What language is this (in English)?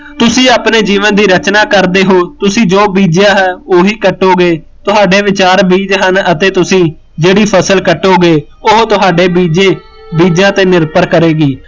Punjabi